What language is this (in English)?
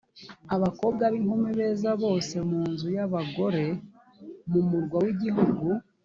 Kinyarwanda